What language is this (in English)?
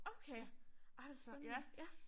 Danish